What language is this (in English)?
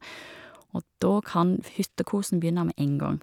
Norwegian